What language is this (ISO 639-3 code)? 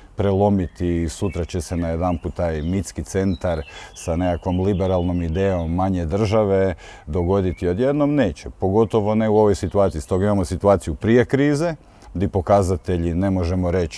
hrv